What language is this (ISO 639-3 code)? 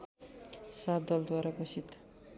nep